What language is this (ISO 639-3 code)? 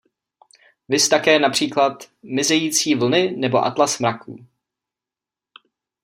ces